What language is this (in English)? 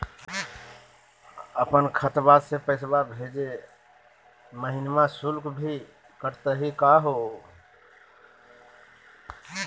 Magahi